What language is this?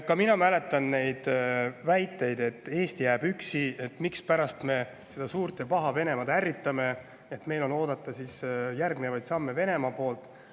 Estonian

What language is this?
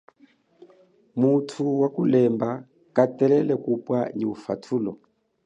Chokwe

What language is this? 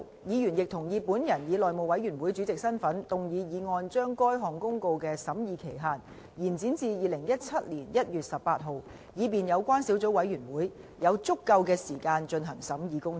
Cantonese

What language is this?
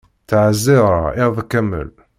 Kabyle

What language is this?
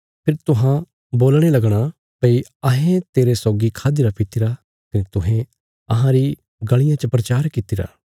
Bilaspuri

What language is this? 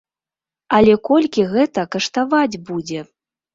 Belarusian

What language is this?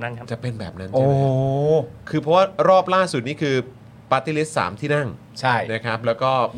Thai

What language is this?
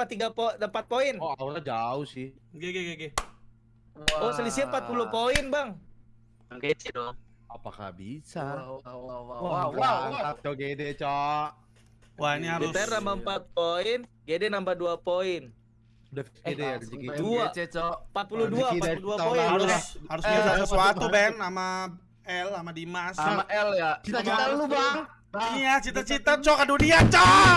Indonesian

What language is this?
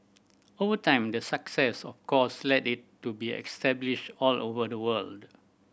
English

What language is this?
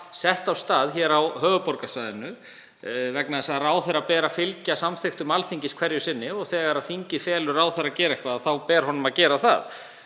Icelandic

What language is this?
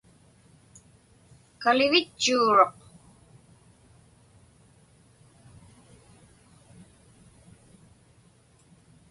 Inupiaq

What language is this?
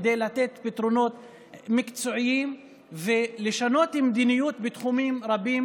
Hebrew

